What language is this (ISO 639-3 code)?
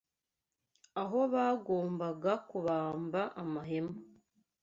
kin